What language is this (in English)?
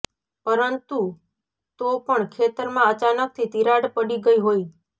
Gujarati